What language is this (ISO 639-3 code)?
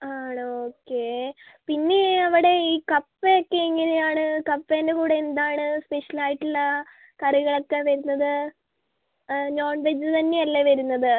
mal